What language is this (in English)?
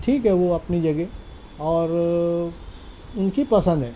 Urdu